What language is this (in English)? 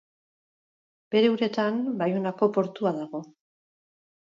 Basque